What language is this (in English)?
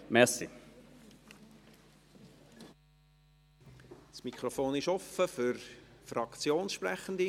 Swiss German